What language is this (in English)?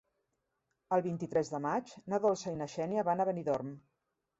Catalan